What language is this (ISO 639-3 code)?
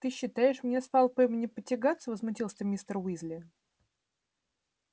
rus